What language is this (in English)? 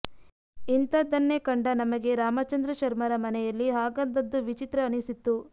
Kannada